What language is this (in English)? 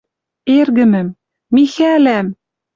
Western Mari